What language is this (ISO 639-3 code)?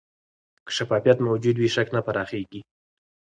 pus